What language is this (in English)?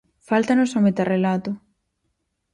Galician